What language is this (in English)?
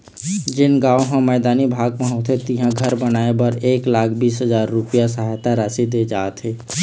Chhattisgarhi